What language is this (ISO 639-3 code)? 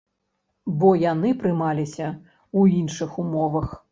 bel